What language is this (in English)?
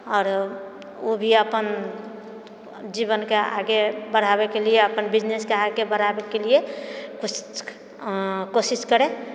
Maithili